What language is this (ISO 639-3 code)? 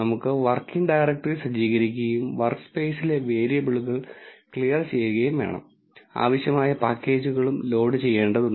mal